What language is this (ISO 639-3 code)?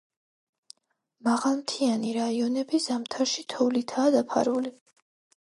kat